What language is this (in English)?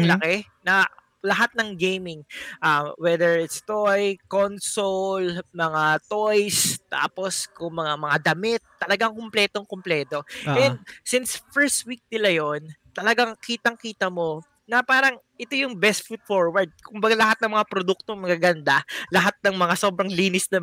Filipino